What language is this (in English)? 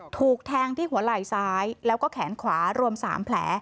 Thai